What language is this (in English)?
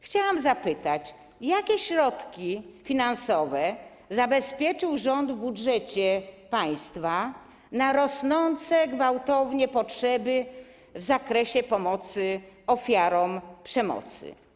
Polish